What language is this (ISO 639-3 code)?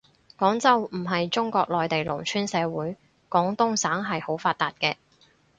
yue